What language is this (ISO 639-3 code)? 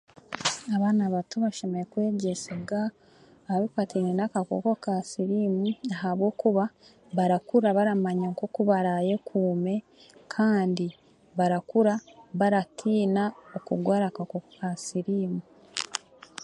cgg